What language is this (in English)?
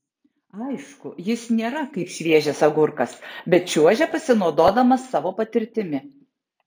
Lithuanian